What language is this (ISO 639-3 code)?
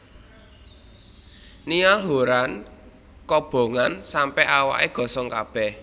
jav